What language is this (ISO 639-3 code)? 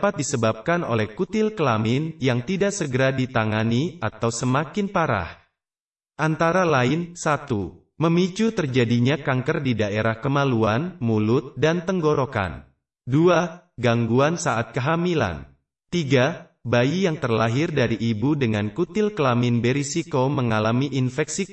ind